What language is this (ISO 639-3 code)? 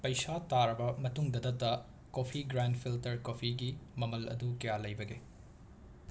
mni